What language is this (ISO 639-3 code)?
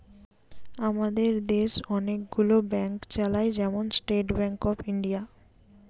ben